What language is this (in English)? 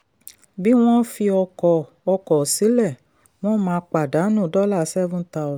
Yoruba